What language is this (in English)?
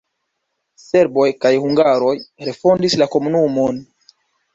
Esperanto